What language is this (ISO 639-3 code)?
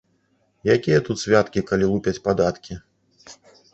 bel